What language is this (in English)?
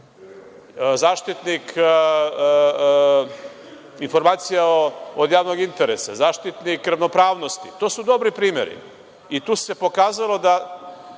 Serbian